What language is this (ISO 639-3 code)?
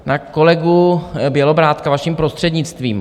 ces